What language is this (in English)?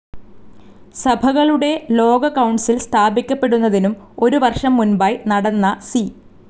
Malayalam